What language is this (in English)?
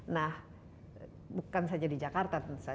Indonesian